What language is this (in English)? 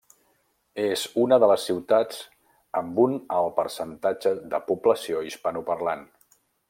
Catalan